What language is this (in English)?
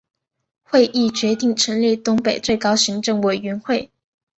Chinese